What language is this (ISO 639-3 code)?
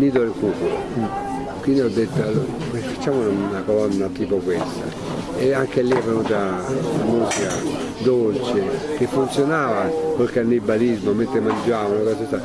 ita